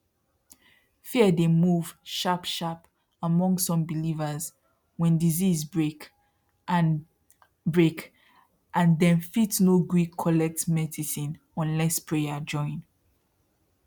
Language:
Nigerian Pidgin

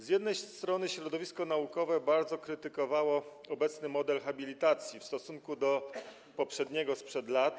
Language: Polish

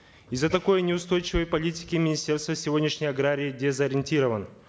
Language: Kazakh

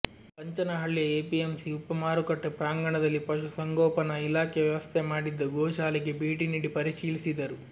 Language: Kannada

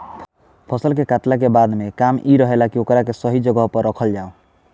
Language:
Bhojpuri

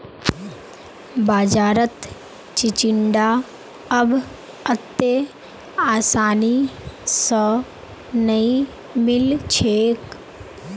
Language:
Magahi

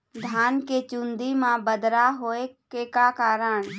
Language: Chhattisgarhi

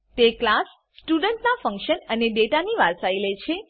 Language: Gujarati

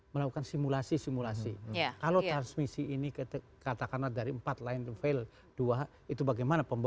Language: Indonesian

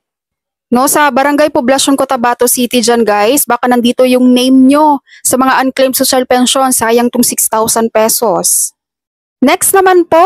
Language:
Filipino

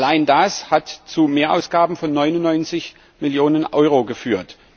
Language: German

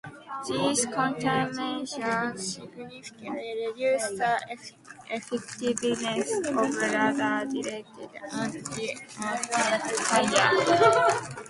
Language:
English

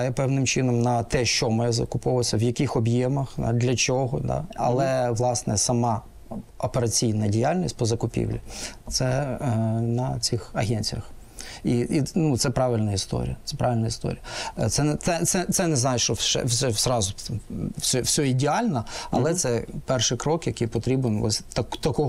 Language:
Ukrainian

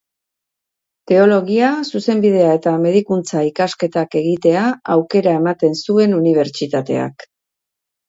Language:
Basque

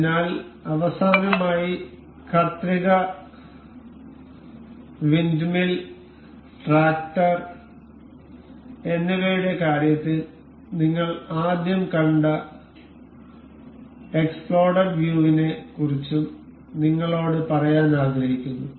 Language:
Malayalam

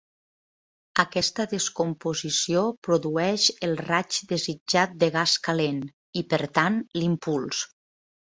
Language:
Catalan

